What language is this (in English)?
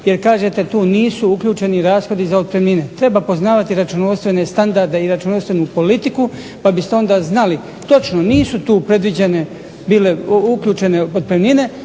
Croatian